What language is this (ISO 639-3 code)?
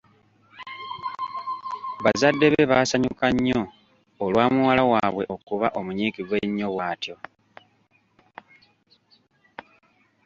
lug